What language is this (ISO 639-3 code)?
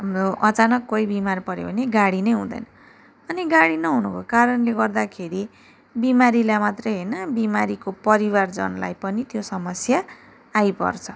nep